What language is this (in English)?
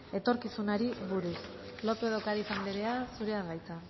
Basque